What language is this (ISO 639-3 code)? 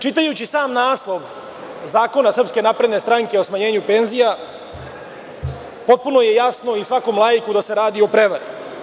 srp